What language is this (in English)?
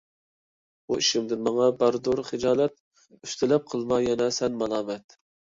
Uyghur